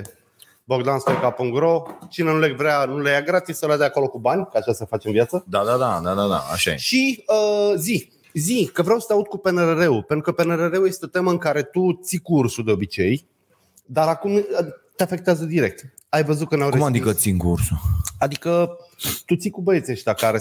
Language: Romanian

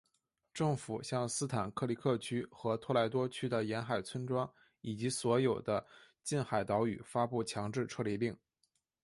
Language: Chinese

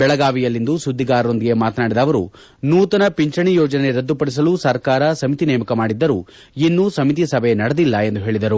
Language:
Kannada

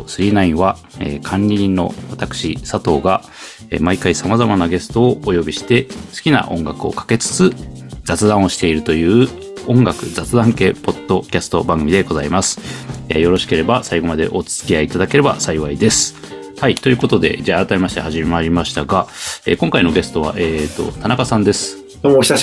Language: Japanese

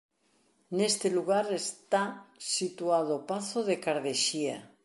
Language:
Galician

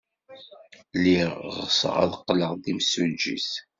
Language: Kabyle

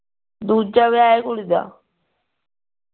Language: Punjabi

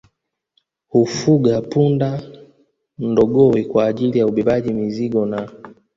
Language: Swahili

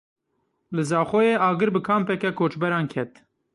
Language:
Kurdish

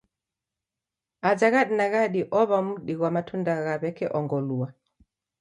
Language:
Taita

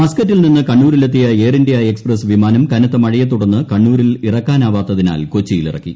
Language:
Malayalam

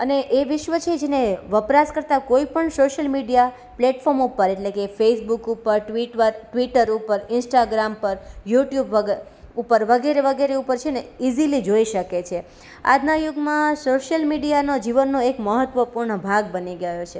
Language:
Gujarati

